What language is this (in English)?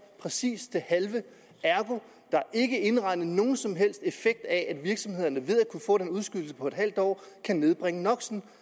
Danish